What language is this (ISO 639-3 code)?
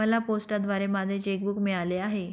mar